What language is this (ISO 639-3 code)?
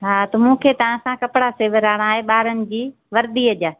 snd